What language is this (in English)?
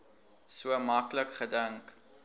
Afrikaans